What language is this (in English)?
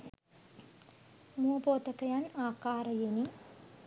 Sinhala